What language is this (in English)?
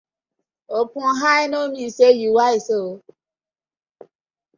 Nigerian Pidgin